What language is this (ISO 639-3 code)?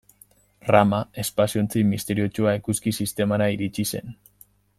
eus